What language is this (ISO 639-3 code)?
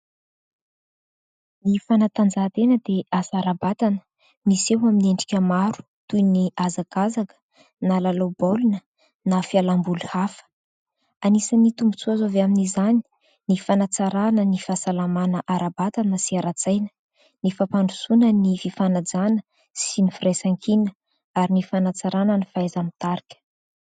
mlg